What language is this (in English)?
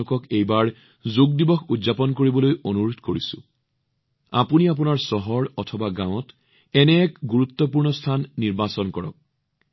Assamese